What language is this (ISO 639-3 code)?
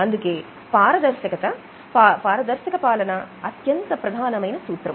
tel